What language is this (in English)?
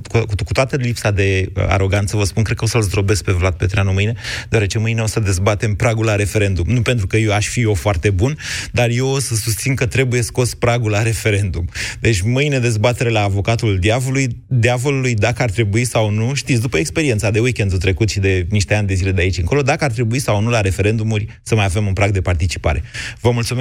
Romanian